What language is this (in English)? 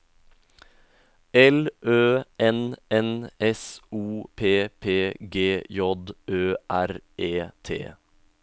Norwegian